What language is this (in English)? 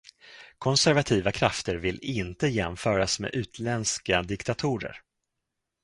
Swedish